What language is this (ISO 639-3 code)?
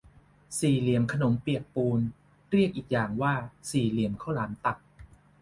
tha